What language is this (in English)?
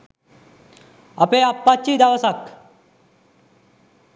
Sinhala